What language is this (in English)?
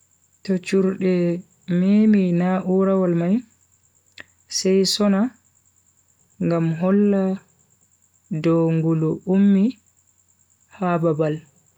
Bagirmi Fulfulde